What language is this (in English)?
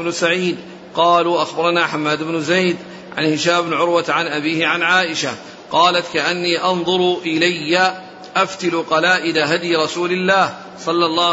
Arabic